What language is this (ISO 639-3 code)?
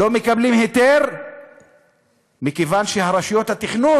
heb